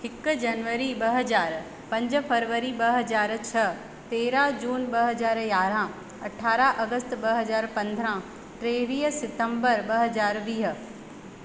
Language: Sindhi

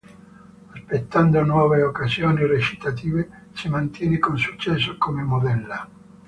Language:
Italian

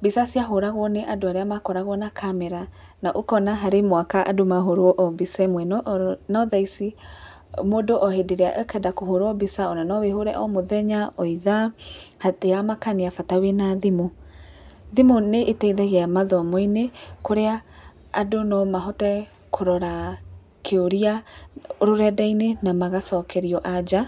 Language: Kikuyu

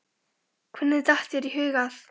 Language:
Icelandic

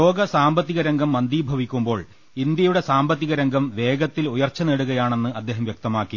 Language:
Malayalam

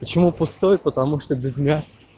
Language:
Russian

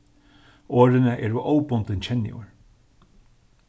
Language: Faroese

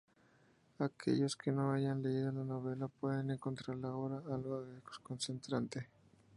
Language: Spanish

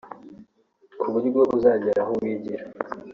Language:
Kinyarwanda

